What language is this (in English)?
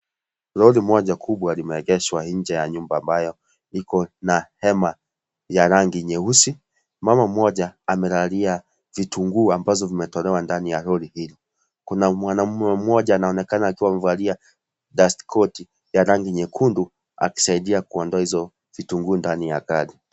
Swahili